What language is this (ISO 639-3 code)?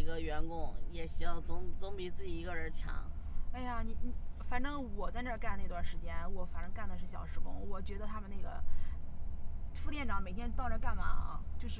zho